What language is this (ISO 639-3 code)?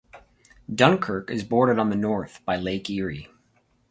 eng